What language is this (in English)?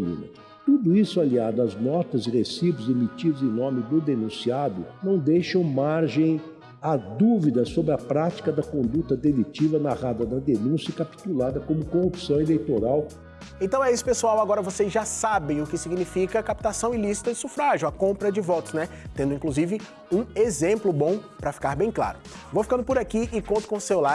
Portuguese